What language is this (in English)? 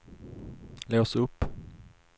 Swedish